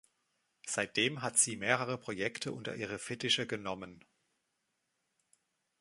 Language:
German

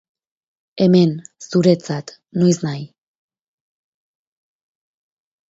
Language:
Basque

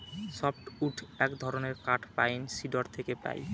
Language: Bangla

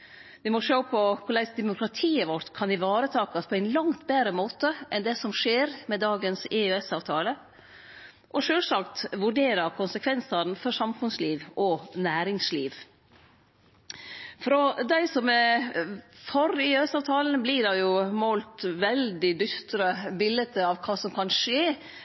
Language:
Norwegian Nynorsk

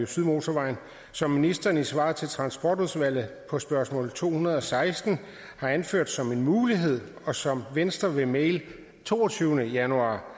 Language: Danish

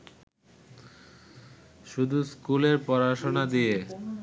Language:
Bangla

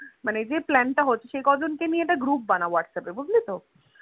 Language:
Bangla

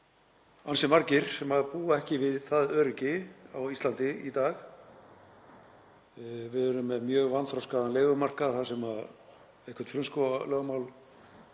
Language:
Icelandic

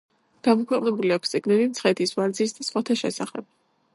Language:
Georgian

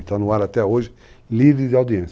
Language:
Portuguese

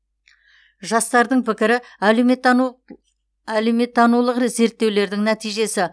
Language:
Kazakh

